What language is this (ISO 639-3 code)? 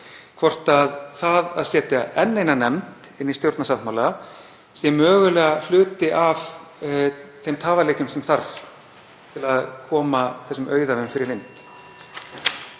isl